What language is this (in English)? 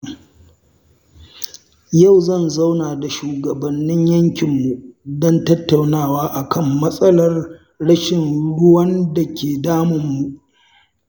Hausa